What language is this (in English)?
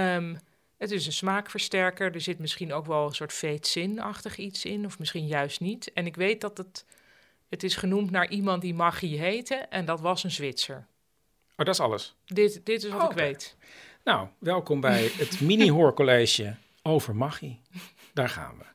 Dutch